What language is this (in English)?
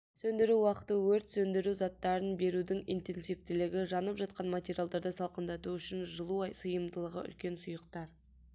Kazakh